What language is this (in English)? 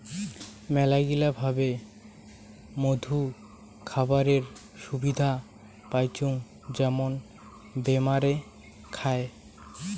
Bangla